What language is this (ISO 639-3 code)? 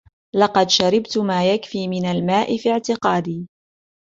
ara